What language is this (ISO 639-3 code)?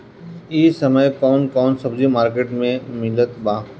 bho